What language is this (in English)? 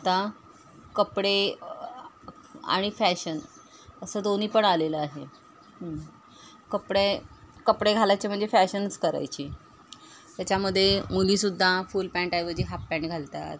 Marathi